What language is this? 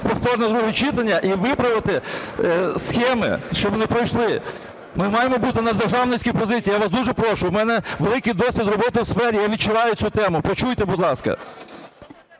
Ukrainian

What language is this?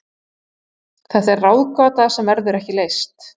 Icelandic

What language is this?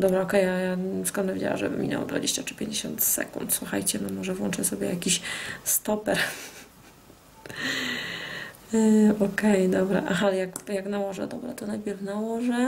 Polish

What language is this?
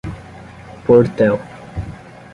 Portuguese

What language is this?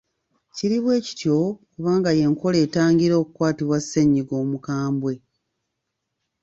Ganda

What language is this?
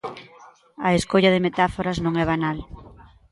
Galician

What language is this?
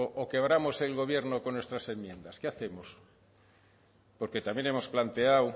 Spanish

